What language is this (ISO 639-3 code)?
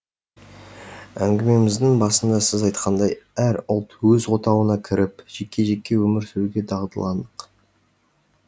kaz